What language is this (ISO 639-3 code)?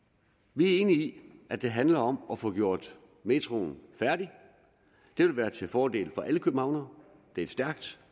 dan